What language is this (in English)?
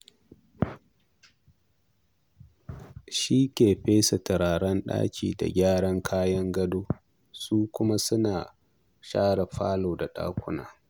Hausa